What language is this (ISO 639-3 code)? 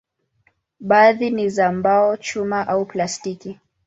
swa